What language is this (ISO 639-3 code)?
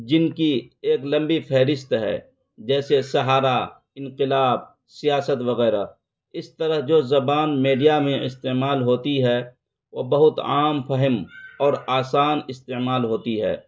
urd